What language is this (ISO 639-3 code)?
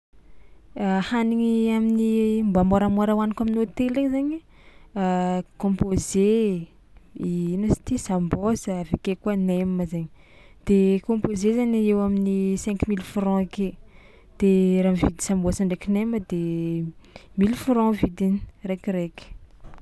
xmw